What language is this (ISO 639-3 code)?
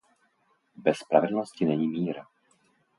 ces